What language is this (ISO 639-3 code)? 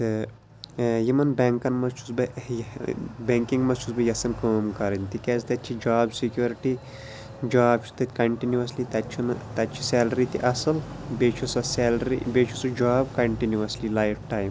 kas